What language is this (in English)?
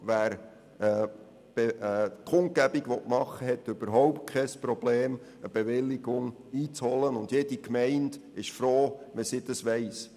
Swiss German